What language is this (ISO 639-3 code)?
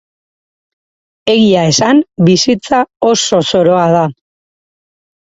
eus